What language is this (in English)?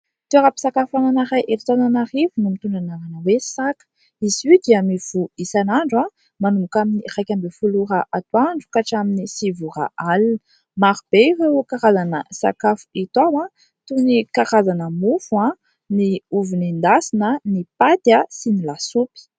Malagasy